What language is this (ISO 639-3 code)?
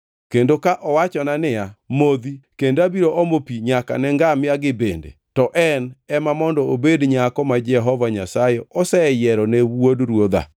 luo